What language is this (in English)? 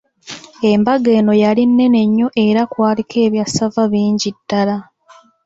Ganda